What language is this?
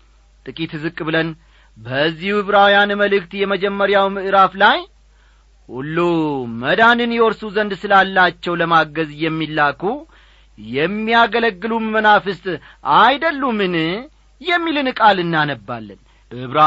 Amharic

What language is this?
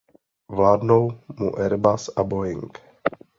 Czech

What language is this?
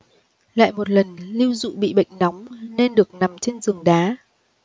Vietnamese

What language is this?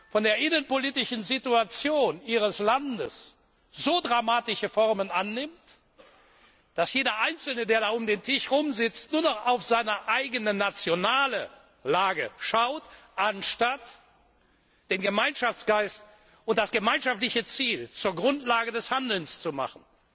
German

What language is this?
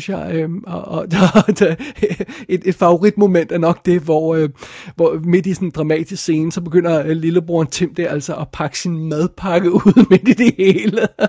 Danish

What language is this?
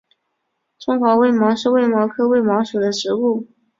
Chinese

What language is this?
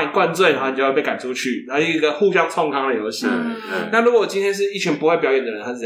Chinese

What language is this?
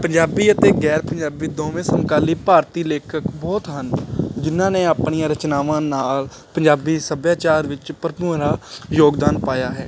Punjabi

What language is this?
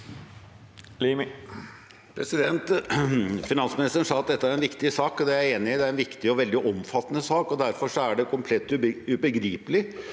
Norwegian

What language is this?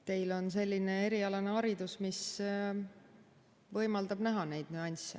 Estonian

